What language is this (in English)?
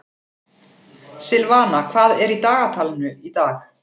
Icelandic